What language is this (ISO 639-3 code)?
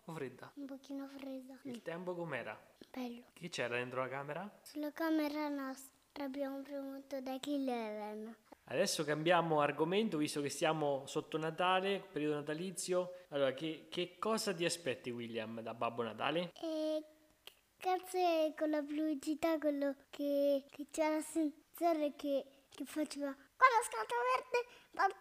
ita